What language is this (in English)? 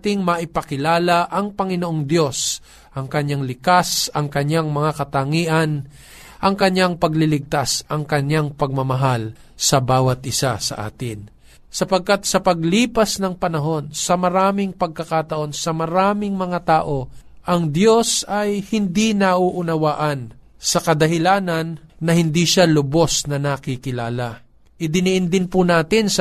Filipino